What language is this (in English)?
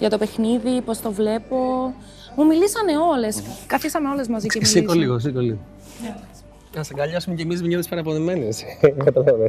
Greek